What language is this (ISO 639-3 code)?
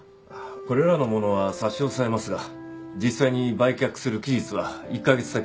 jpn